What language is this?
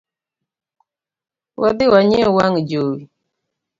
Luo (Kenya and Tanzania)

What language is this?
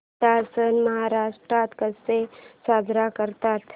Marathi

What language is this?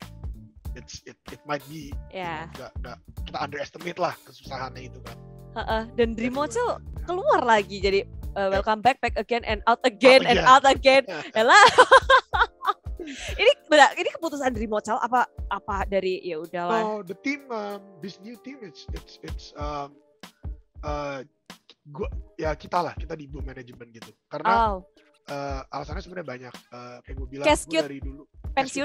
Indonesian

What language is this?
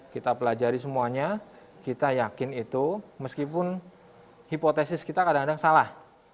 Indonesian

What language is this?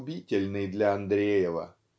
Russian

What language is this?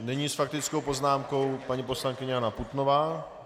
Czech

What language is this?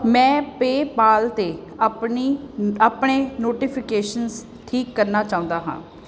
Punjabi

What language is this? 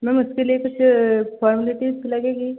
Hindi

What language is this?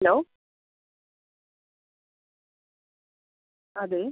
Malayalam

